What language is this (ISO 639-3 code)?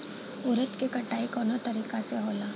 bho